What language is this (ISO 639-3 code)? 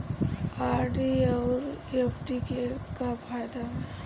bho